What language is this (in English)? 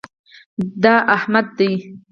Pashto